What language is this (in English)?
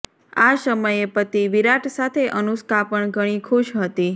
Gujarati